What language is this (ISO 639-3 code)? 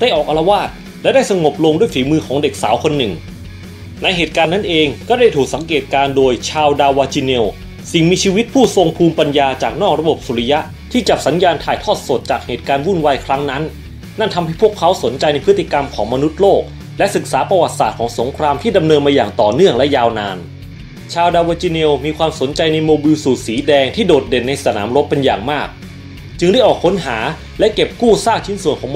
tha